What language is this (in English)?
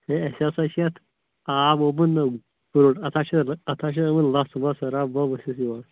Kashmiri